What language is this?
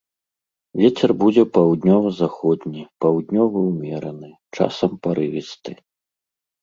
Belarusian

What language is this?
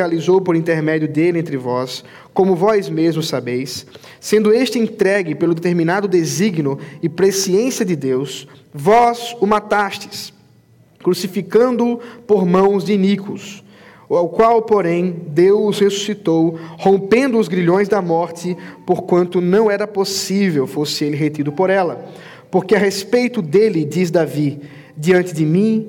Portuguese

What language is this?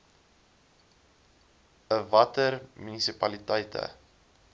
Afrikaans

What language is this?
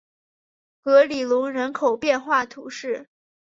Chinese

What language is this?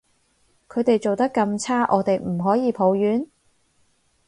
Cantonese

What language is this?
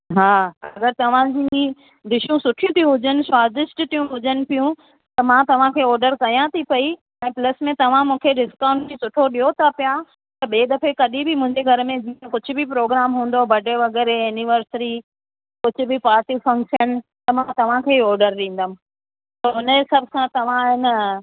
Sindhi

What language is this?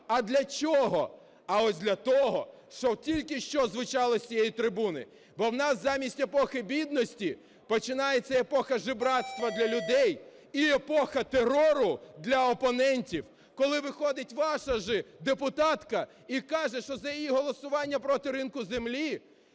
Ukrainian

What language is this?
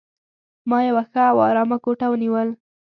Pashto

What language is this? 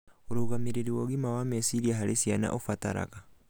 Kikuyu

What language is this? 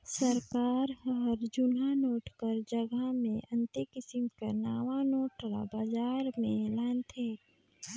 Chhattisgarhi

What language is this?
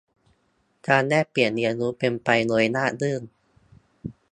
Thai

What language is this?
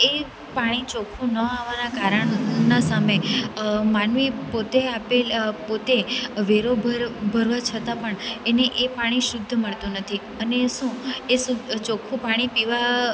Gujarati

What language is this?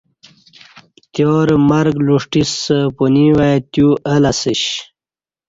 Kati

